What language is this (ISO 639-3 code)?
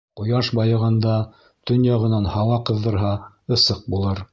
bak